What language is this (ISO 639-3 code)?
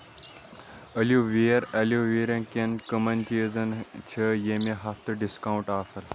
kas